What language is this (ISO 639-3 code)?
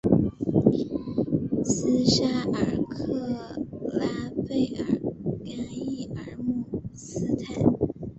zho